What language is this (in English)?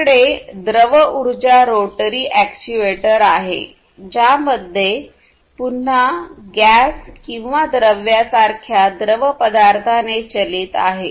Marathi